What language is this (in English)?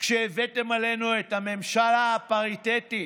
Hebrew